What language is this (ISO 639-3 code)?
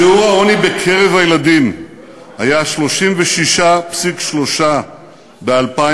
heb